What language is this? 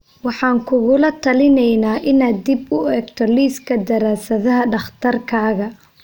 Somali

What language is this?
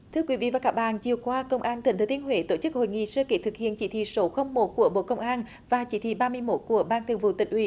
Vietnamese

